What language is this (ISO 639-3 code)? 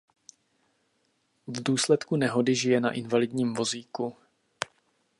ces